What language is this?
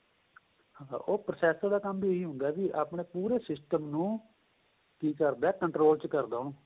Punjabi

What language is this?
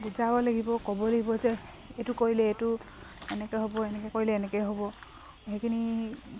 Assamese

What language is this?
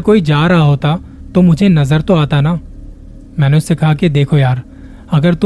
Hindi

